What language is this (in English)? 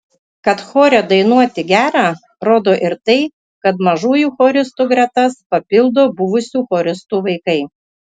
Lithuanian